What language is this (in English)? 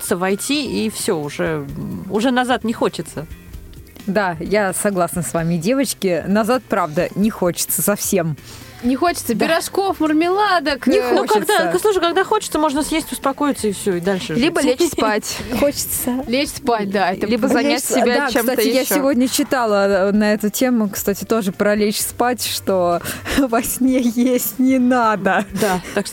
Russian